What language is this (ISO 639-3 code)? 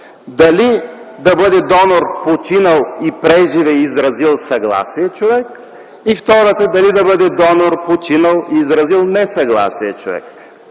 bul